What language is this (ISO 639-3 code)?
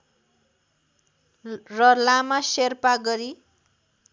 nep